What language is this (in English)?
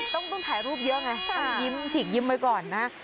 Thai